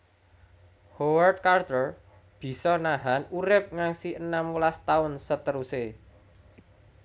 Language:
Javanese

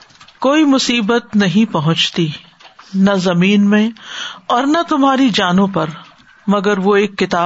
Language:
Urdu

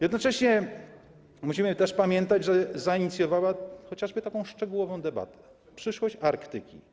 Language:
Polish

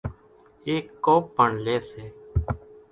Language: Kachi Koli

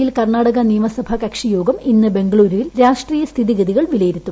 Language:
Malayalam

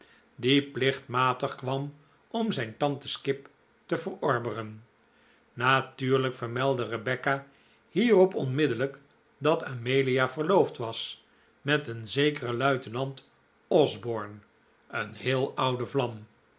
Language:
Dutch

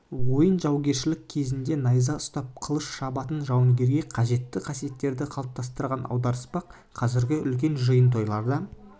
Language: Kazakh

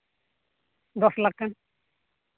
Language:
Santali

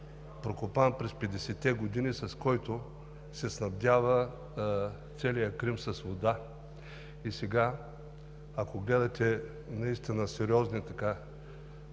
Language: Bulgarian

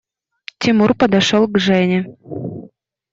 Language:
Russian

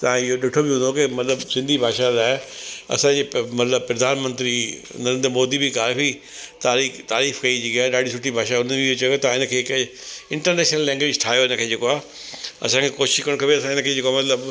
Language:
Sindhi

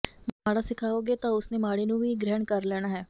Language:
Punjabi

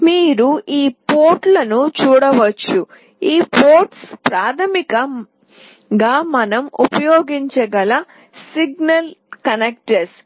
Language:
Telugu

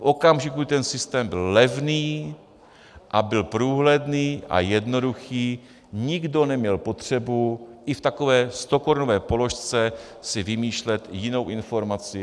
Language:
Czech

